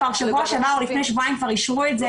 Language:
Hebrew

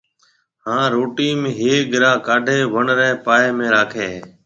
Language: Marwari (Pakistan)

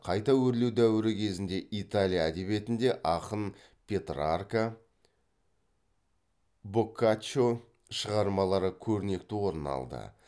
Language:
Kazakh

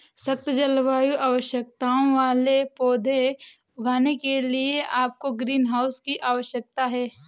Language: Hindi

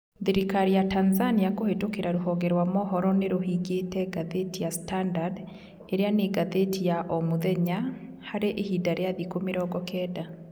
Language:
Kikuyu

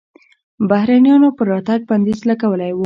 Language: Pashto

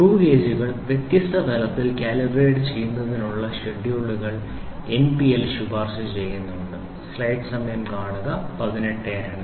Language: Malayalam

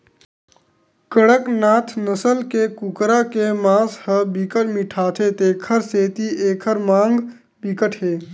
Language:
Chhattisgarhi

